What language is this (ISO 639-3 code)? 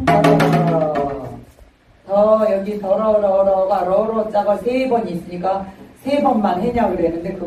kor